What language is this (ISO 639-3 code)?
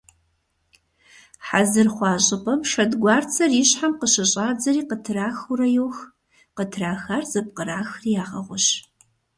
kbd